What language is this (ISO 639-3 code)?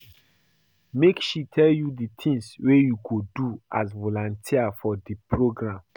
pcm